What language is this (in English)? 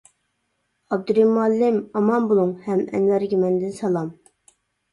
Uyghur